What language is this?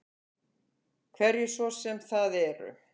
Icelandic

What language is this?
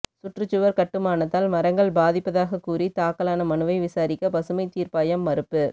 Tamil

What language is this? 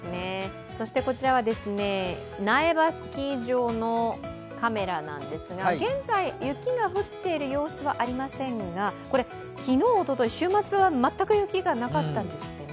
Japanese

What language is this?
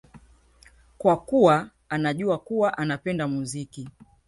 Swahili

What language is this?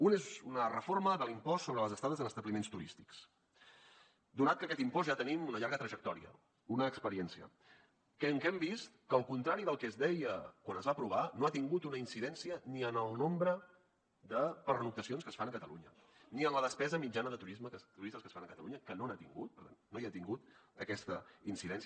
Catalan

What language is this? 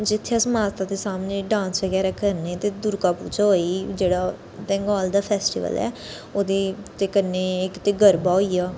Dogri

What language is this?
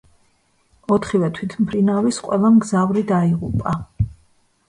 Georgian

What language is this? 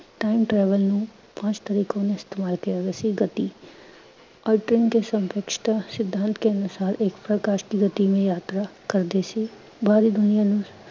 Punjabi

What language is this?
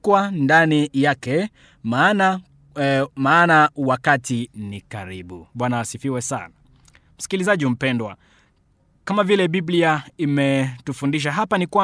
Swahili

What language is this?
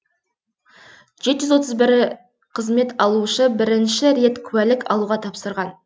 Kazakh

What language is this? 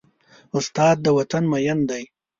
Pashto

